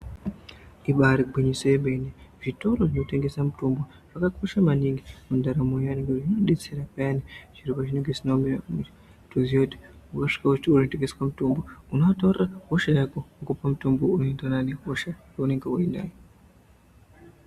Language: Ndau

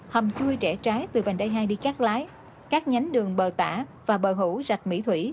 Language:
Vietnamese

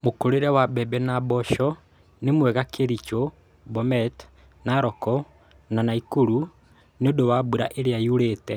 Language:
Kikuyu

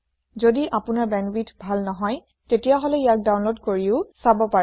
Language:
Assamese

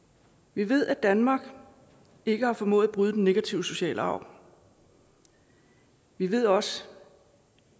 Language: Danish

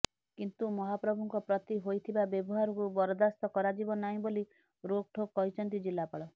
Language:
Odia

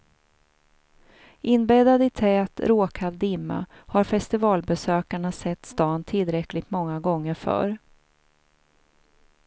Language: Swedish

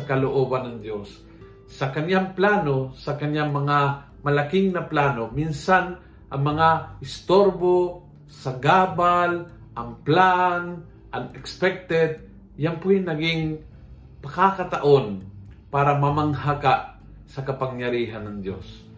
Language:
Filipino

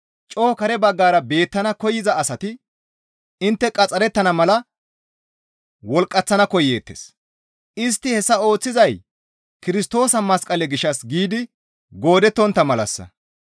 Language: Gamo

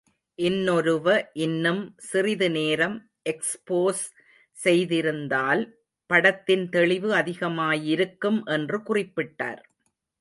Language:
Tamil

